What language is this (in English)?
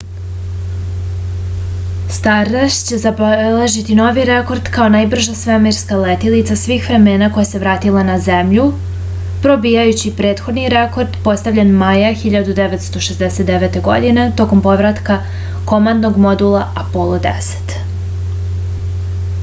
Serbian